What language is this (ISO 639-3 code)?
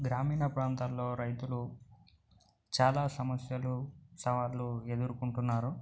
tel